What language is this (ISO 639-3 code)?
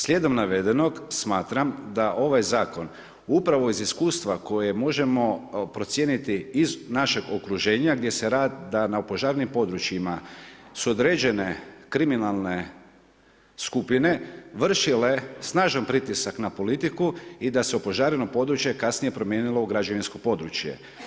hrv